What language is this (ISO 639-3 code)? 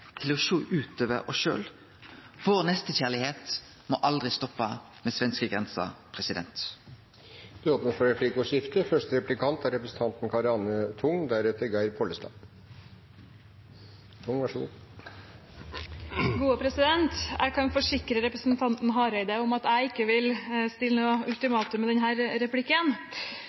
nor